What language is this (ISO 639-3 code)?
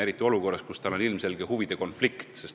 est